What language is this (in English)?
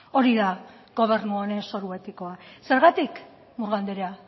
Basque